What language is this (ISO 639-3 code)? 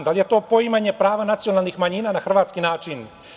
srp